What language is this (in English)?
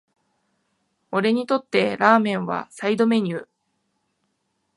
Japanese